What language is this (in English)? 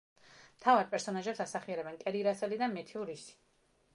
Georgian